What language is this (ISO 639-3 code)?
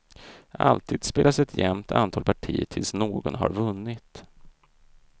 swe